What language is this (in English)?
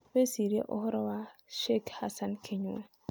Kikuyu